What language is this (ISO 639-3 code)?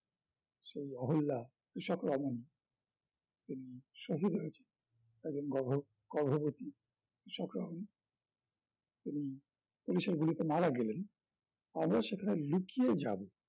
ben